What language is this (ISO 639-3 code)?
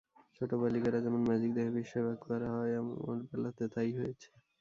ben